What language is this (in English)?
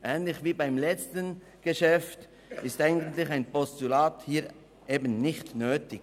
Swiss German